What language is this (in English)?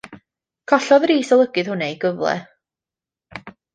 Welsh